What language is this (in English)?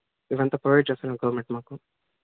Telugu